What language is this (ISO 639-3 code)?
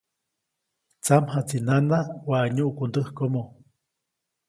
zoc